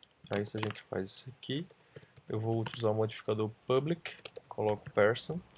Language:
Portuguese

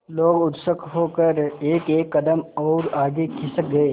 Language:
Hindi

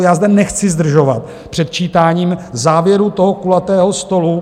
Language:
Czech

